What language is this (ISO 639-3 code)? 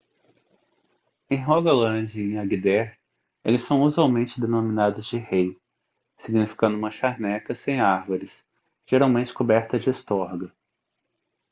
por